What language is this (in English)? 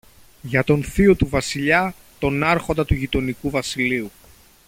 Greek